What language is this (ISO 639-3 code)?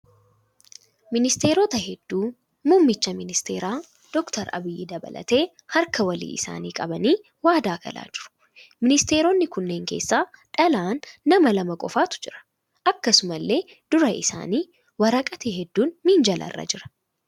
orm